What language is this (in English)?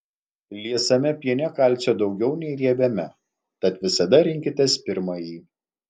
Lithuanian